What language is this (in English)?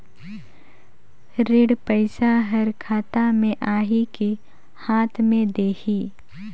Chhattisgarhi